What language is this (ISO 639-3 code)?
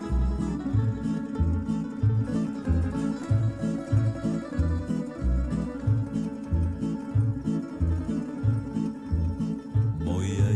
hrv